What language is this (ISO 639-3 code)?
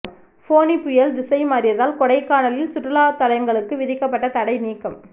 tam